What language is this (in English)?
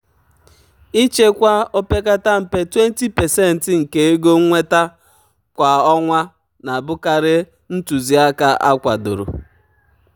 Igbo